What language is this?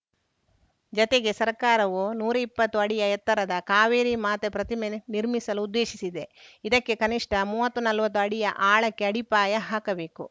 Kannada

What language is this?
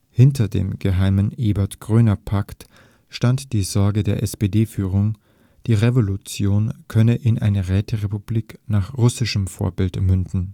German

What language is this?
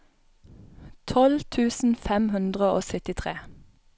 Norwegian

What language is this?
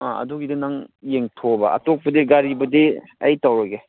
Manipuri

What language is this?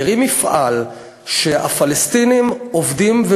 Hebrew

